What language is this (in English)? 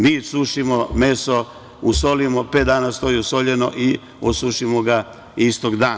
Serbian